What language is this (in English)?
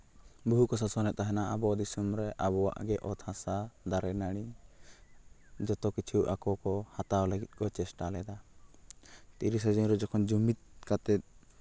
Santali